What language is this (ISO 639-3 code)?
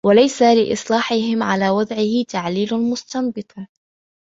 ara